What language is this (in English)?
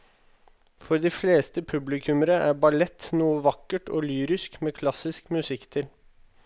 Norwegian